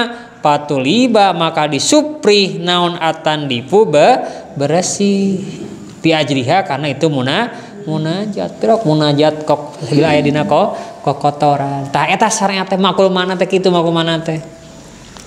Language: Indonesian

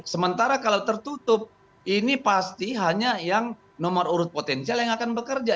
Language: Indonesian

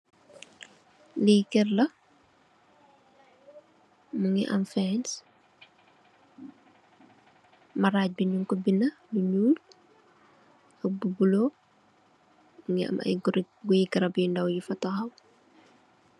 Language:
Wolof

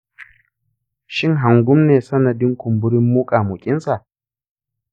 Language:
Hausa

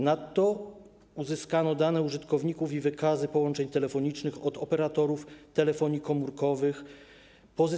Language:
Polish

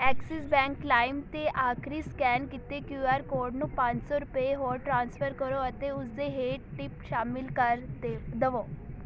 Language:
Punjabi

